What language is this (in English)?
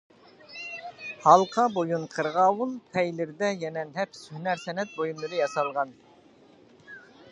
Uyghur